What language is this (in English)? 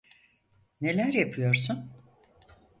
Turkish